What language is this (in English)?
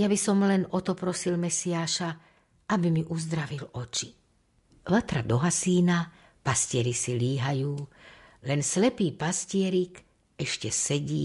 Slovak